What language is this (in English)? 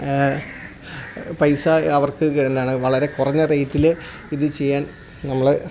Malayalam